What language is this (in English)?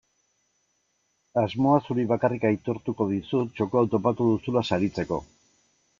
Basque